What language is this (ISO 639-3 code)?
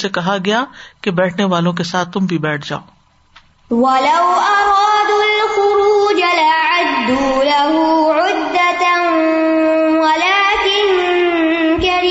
urd